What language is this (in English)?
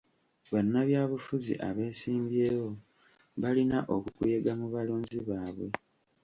Ganda